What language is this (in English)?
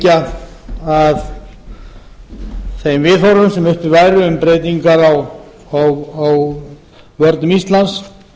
Icelandic